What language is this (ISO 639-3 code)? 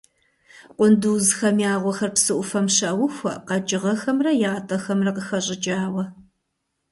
kbd